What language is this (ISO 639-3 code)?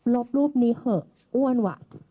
tha